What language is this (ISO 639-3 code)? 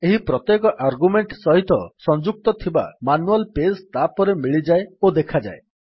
ori